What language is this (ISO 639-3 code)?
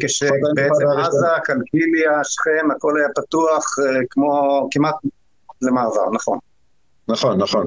heb